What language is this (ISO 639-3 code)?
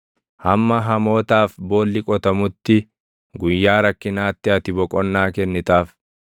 orm